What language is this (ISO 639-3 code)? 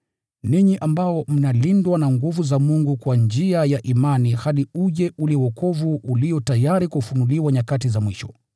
swa